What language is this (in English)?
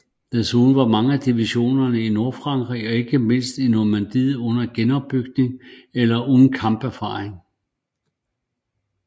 Danish